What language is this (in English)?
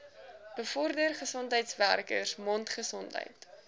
Afrikaans